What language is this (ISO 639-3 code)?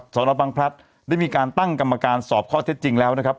tha